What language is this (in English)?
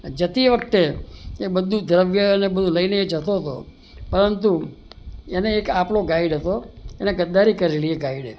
Gujarati